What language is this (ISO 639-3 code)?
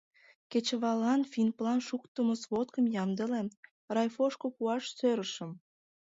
chm